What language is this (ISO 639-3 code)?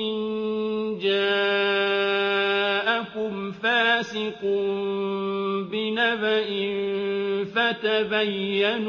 ara